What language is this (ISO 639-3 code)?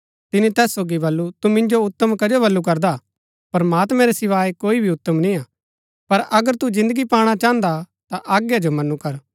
gbk